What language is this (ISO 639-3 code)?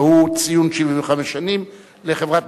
heb